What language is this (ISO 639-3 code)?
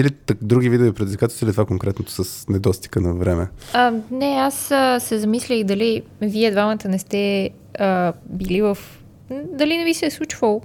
bul